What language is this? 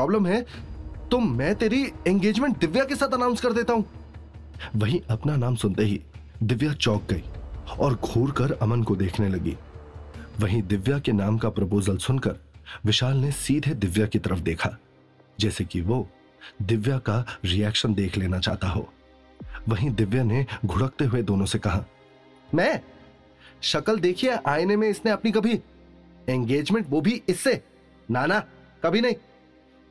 Hindi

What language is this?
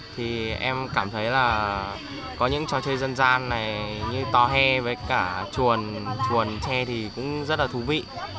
Vietnamese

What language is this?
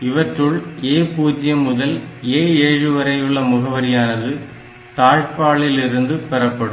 Tamil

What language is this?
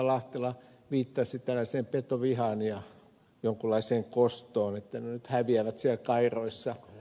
Finnish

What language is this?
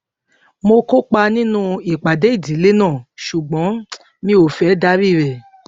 Yoruba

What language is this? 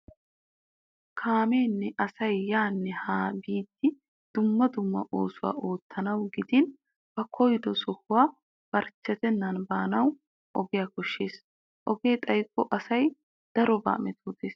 Wolaytta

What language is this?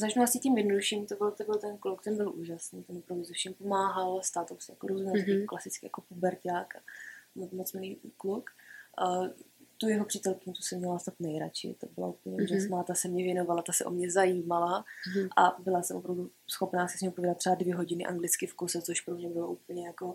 Czech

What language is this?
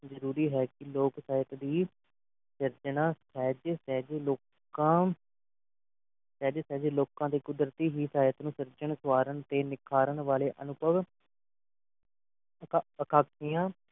Punjabi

